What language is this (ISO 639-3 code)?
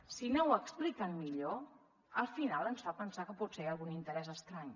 cat